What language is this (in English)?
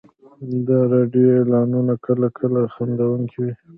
Pashto